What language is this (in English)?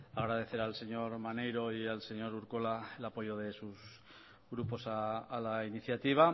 Spanish